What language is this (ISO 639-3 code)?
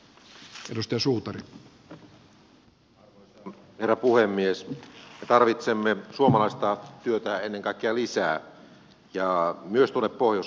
fin